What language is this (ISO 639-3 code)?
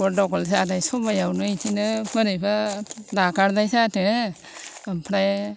brx